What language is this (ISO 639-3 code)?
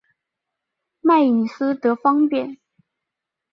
zho